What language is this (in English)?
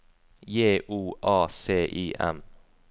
Norwegian